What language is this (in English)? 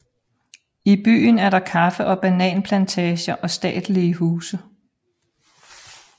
Danish